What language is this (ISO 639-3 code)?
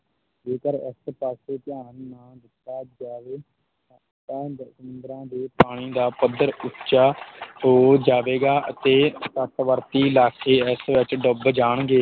pan